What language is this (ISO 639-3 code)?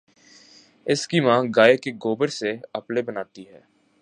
urd